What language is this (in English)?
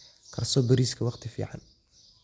Somali